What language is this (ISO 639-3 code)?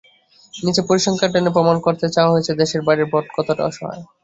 ben